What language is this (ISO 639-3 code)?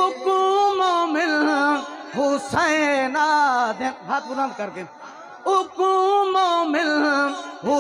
hin